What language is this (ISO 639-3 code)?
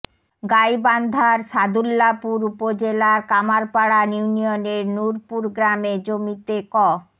ben